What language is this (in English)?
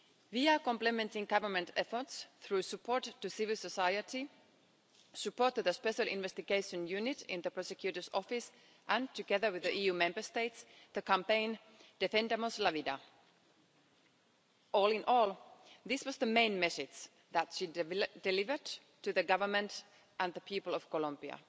English